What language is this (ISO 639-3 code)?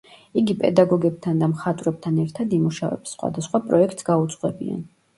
kat